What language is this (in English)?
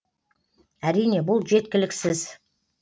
Kazakh